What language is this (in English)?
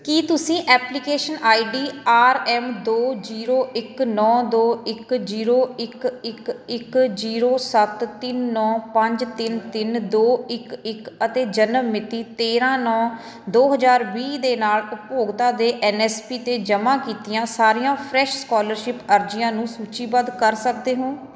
Punjabi